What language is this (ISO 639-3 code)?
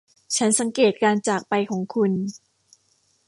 tha